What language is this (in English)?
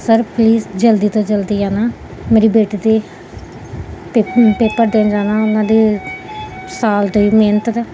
Punjabi